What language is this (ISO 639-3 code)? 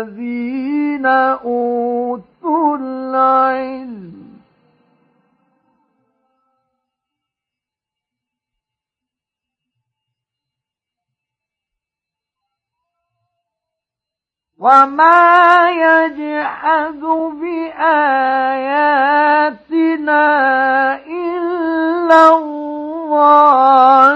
ara